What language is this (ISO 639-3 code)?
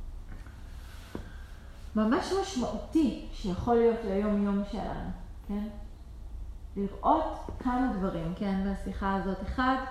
heb